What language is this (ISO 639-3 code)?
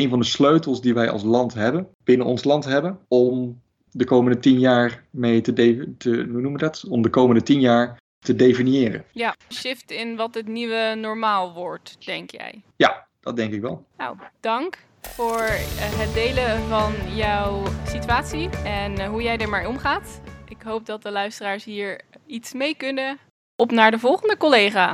nld